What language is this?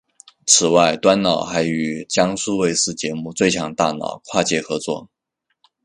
Chinese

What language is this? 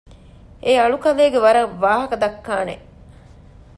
Divehi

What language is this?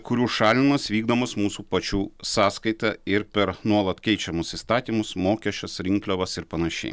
Lithuanian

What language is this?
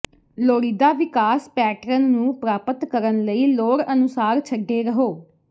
Punjabi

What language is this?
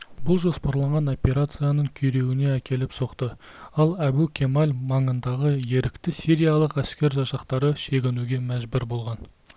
Kazakh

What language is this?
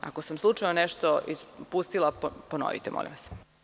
Serbian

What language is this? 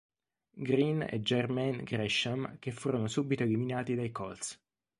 Italian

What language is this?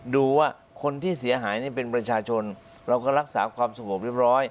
Thai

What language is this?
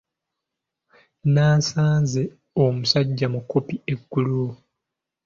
Ganda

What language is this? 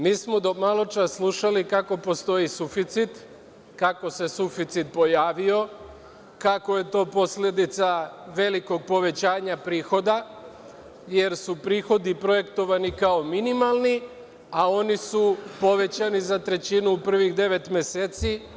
Serbian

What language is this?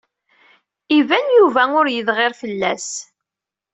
Kabyle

